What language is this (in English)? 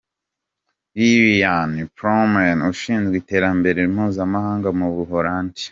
Kinyarwanda